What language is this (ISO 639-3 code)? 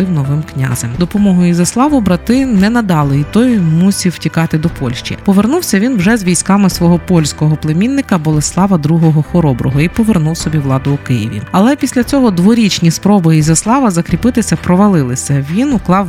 ukr